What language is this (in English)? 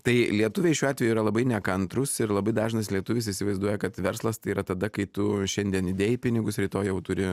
Lithuanian